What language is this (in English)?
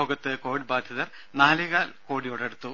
Malayalam